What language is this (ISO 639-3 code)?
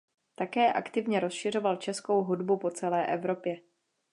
ces